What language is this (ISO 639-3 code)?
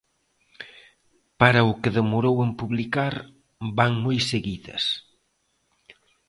glg